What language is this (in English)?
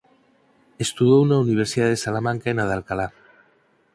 Galician